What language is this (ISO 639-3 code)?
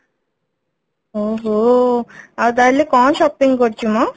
ori